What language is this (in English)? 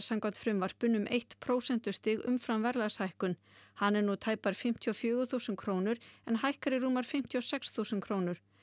Icelandic